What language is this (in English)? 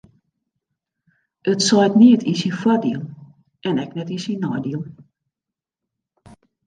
Western Frisian